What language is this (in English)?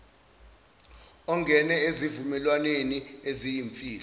Zulu